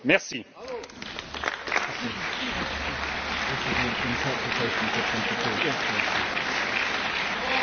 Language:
German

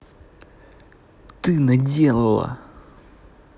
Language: Russian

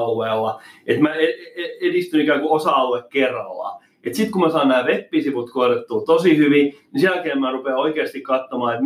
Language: Finnish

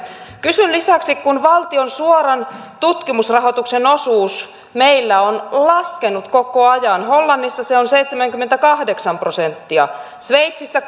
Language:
Finnish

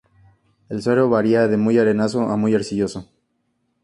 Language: Spanish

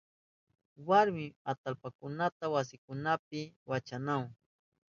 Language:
Southern Pastaza Quechua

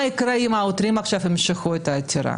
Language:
Hebrew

